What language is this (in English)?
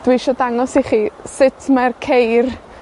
Welsh